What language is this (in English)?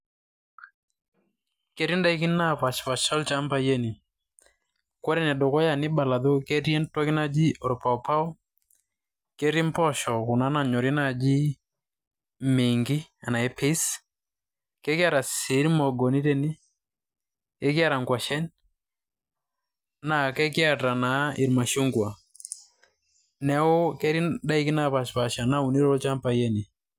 Masai